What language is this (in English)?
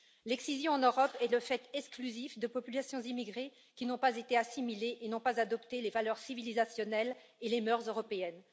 French